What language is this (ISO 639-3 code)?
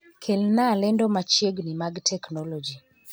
luo